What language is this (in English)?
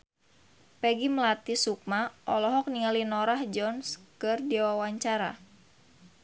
Sundanese